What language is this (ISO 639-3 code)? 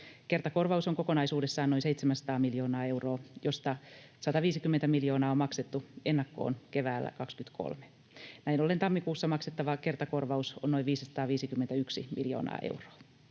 fin